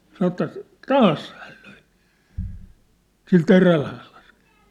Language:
Finnish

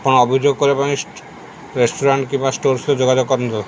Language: Odia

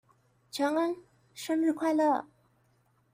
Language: Chinese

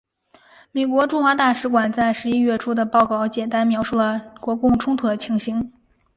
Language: Chinese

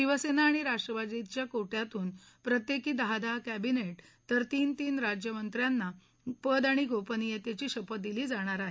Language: Marathi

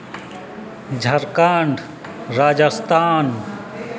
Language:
Santali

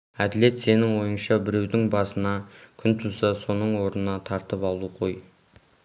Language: Kazakh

